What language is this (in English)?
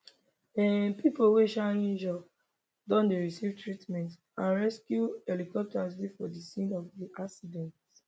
Nigerian Pidgin